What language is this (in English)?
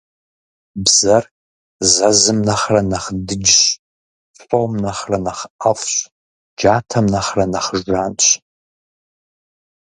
Kabardian